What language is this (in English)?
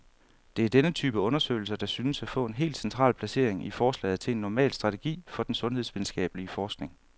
Danish